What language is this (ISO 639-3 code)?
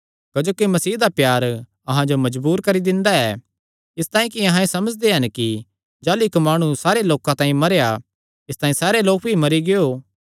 xnr